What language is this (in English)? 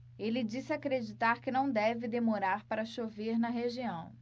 Portuguese